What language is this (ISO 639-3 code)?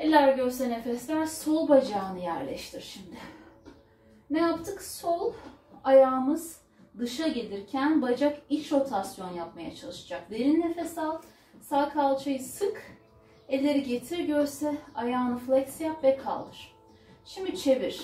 tur